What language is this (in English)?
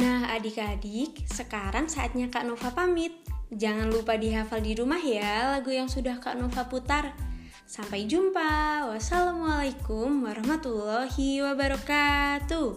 Indonesian